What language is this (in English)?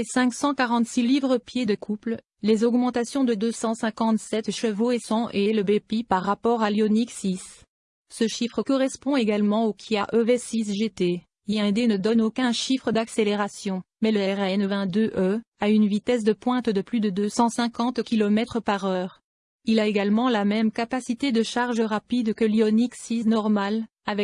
French